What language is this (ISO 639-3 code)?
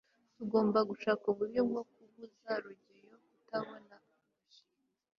kin